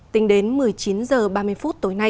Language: Vietnamese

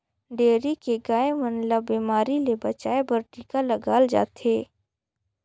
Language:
Chhattisgarhi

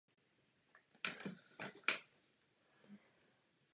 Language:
Czech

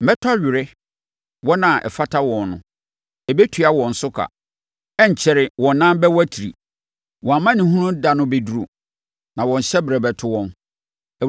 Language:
Akan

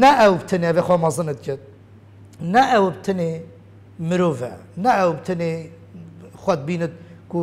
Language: Arabic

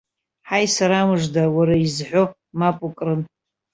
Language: Abkhazian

